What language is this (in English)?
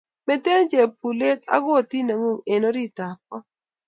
Kalenjin